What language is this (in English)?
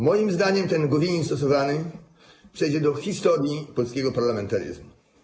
Polish